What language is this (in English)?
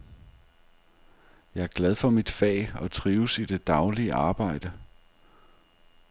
Danish